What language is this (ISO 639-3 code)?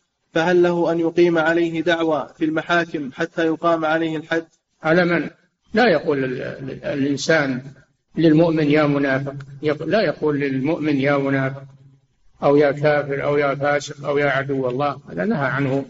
ara